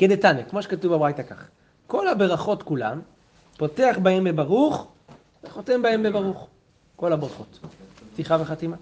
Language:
Hebrew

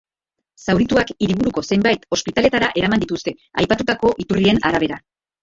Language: Basque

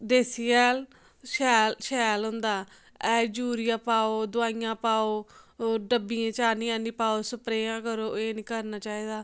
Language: Dogri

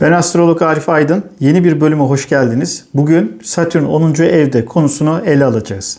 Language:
Turkish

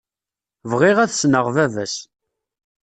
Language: Kabyle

